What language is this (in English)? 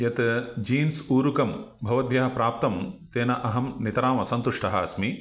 Sanskrit